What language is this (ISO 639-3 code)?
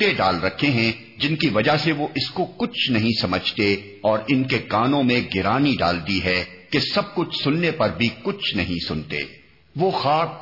urd